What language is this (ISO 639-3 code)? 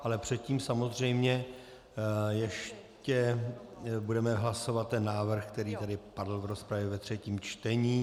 ces